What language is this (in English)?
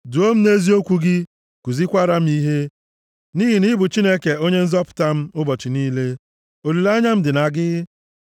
Igbo